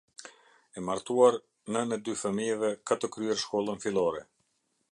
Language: Albanian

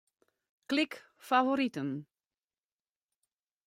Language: Western Frisian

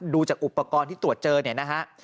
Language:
Thai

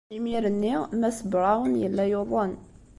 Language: Kabyle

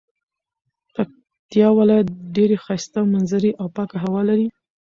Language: Pashto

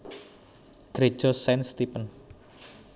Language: Javanese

